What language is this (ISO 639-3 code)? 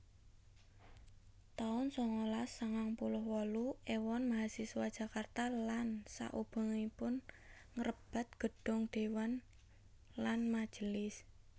jav